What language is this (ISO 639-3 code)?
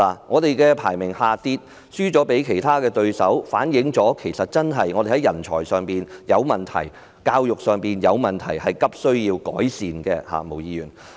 yue